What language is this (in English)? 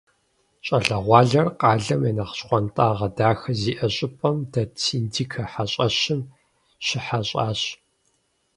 Kabardian